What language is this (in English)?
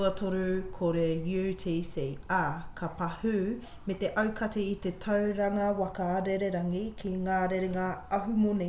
Māori